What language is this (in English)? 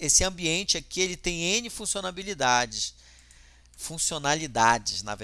Portuguese